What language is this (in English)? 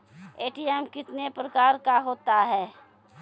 Maithili